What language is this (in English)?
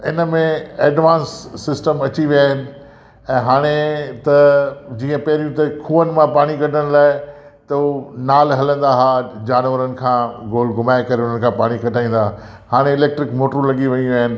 Sindhi